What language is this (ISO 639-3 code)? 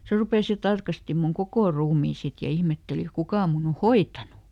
fin